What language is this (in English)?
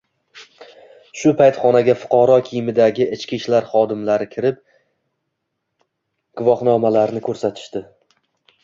Uzbek